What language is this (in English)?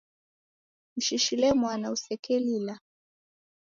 Taita